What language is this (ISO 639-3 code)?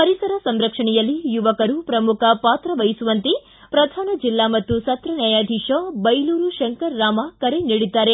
kan